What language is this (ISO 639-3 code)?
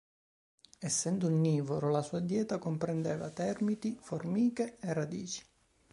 ita